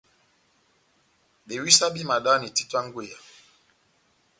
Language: Batanga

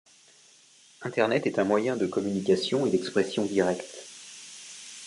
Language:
French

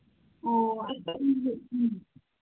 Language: Manipuri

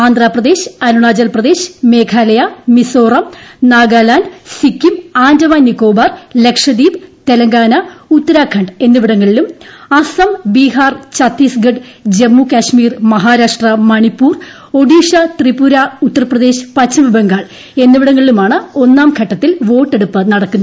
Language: Malayalam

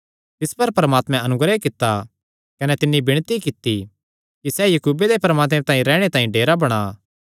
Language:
Kangri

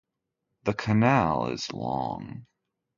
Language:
English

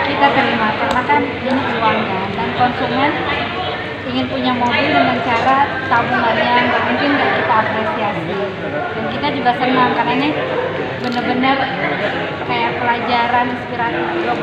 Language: Indonesian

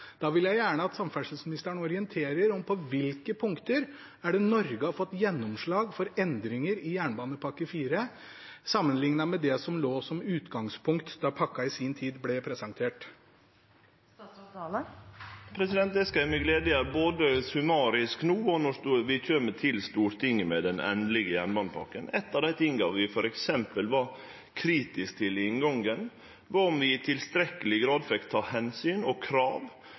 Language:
Norwegian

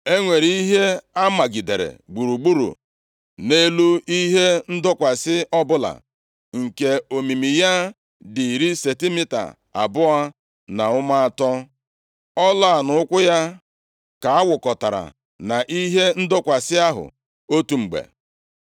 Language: Igbo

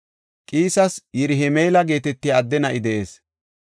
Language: Gofa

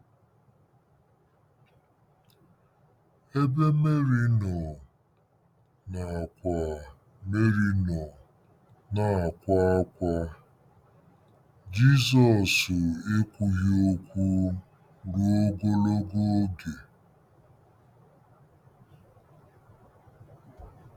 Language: Igbo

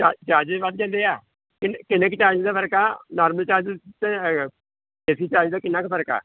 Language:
Punjabi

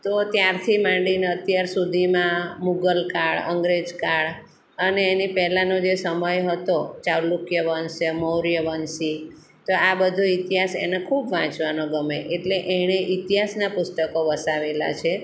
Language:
Gujarati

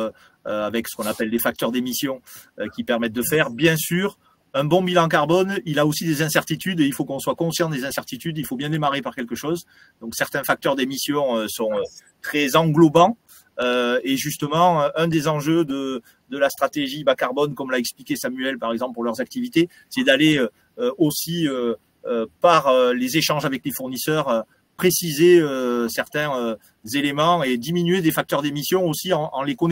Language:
French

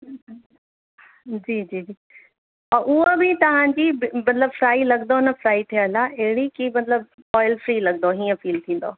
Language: Sindhi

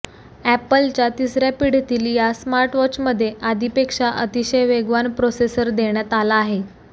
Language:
Marathi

